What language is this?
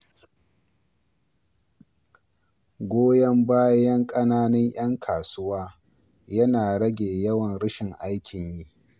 Hausa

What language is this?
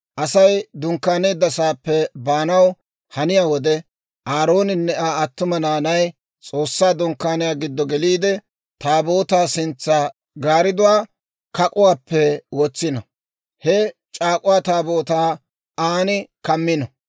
Dawro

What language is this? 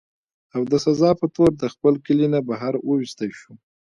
Pashto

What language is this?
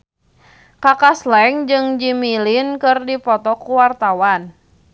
Sundanese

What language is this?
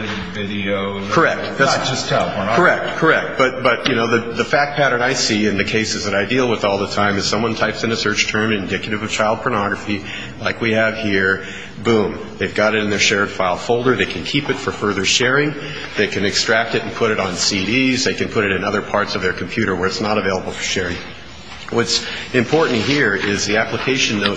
English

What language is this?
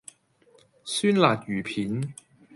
Cantonese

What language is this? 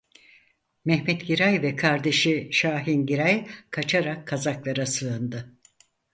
Turkish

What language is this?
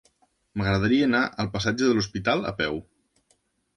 Catalan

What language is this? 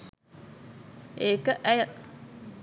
Sinhala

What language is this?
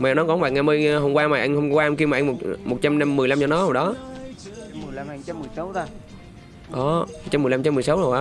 Vietnamese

